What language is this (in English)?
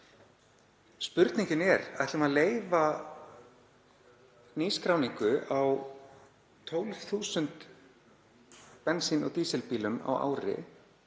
Icelandic